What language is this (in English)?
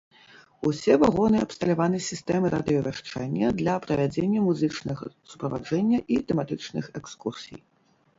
Belarusian